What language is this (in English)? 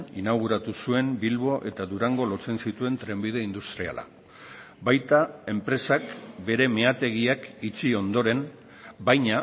Basque